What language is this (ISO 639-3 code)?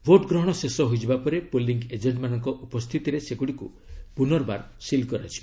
ori